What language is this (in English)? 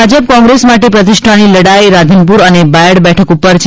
Gujarati